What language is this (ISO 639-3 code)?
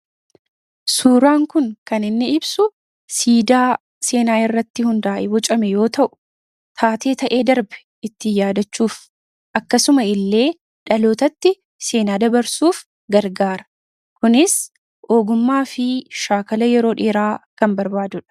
orm